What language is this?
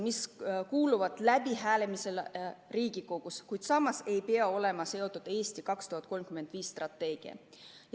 Estonian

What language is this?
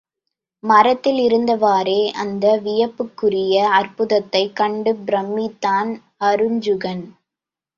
Tamil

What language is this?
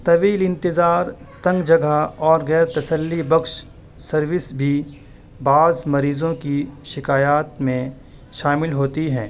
Urdu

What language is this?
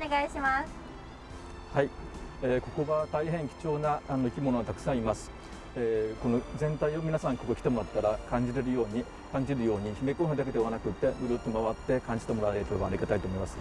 Japanese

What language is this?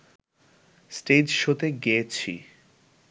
Bangla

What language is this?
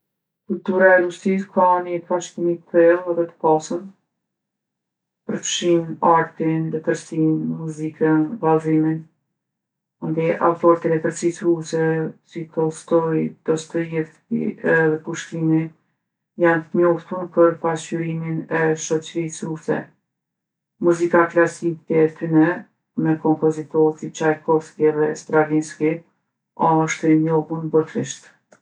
Gheg Albanian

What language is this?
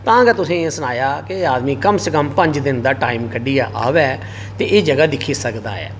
Dogri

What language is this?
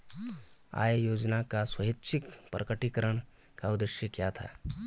Hindi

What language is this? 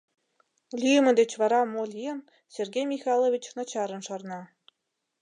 Mari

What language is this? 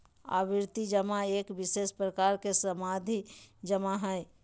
Magahi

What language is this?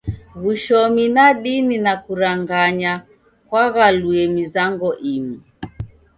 Taita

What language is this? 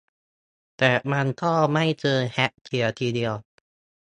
Thai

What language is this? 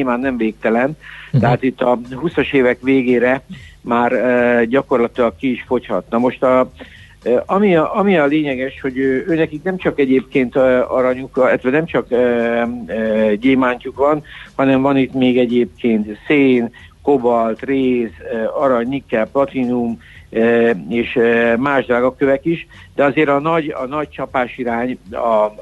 Hungarian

